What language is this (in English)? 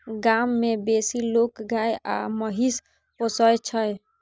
Maithili